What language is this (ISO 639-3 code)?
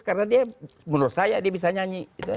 ind